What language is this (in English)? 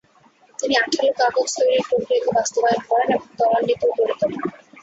Bangla